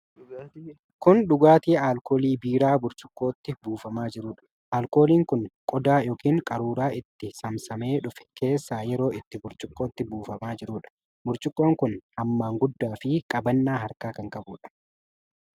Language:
Oromo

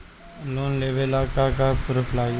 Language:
Bhojpuri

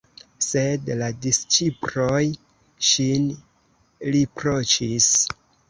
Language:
Esperanto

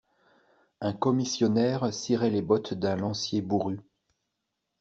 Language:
French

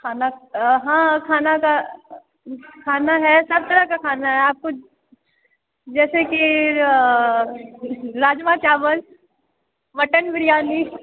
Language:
Maithili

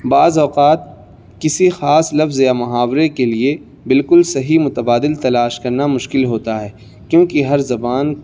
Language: Urdu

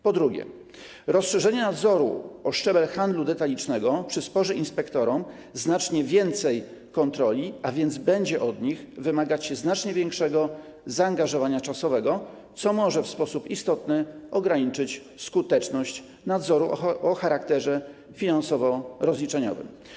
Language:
Polish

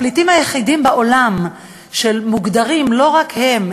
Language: Hebrew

